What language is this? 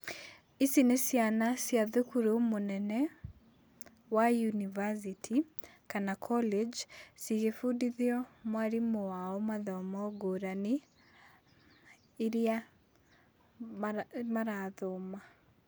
Kikuyu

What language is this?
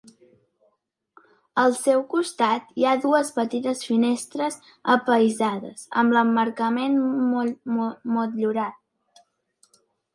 Catalan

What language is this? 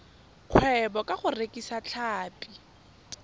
Tswana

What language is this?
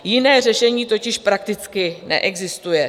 Czech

